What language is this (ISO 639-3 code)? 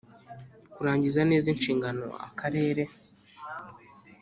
kin